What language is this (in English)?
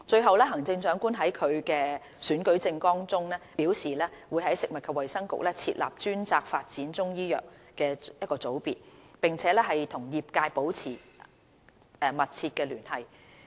Cantonese